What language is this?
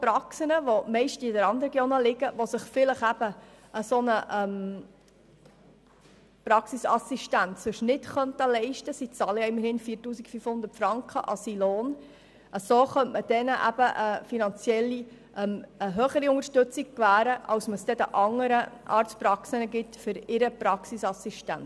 Swiss German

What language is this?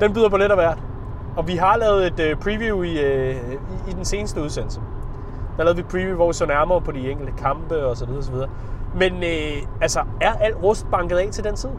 Danish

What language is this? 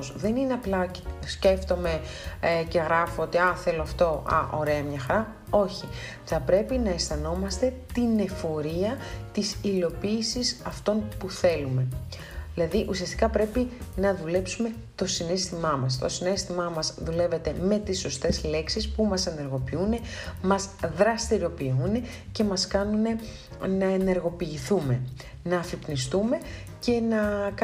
Greek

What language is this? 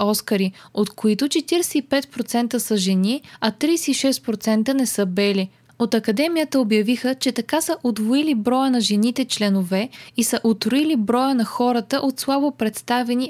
Bulgarian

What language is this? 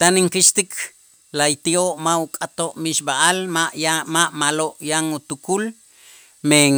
Itzá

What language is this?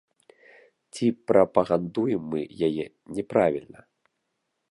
Belarusian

